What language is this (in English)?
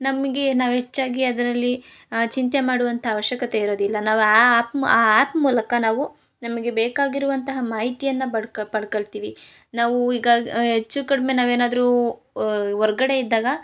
Kannada